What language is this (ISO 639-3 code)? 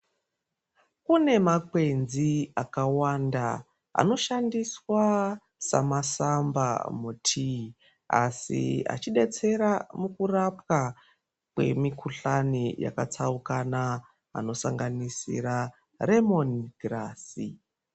ndc